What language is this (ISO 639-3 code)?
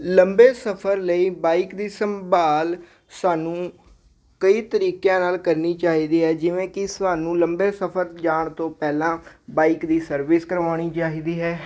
pan